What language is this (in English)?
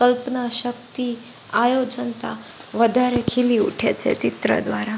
Gujarati